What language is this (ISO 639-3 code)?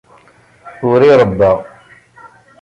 kab